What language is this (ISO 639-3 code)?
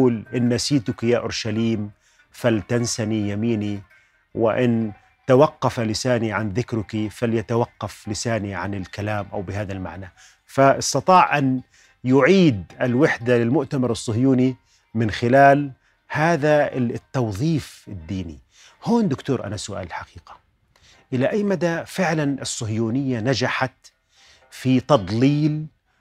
ara